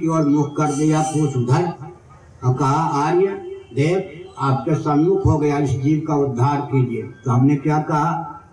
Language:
Hindi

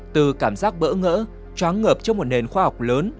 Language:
Vietnamese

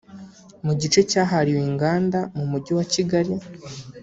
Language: Kinyarwanda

